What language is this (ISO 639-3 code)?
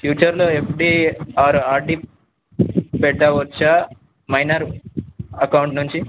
tel